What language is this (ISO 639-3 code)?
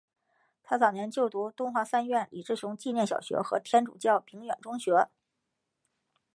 zho